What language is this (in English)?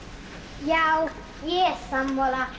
Icelandic